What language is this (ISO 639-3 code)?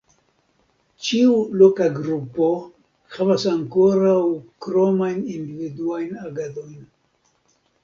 epo